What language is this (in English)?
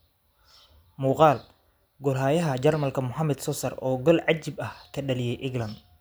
Somali